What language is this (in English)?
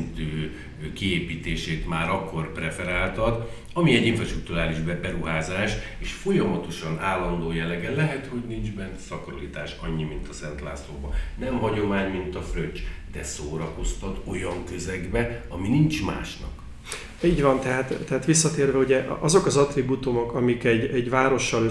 Hungarian